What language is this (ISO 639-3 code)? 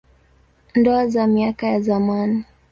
swa